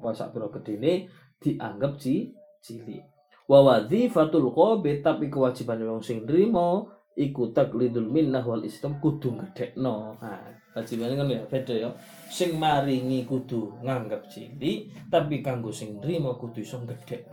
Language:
Malay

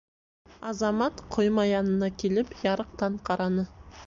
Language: Bashkir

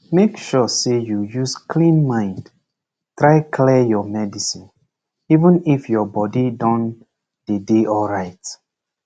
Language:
Nigerian Pidgin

